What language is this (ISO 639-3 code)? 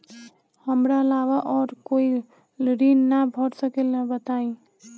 bho